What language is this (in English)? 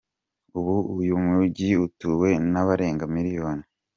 Kinyarwanda